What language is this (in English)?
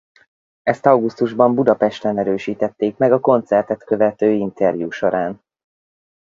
Hungarian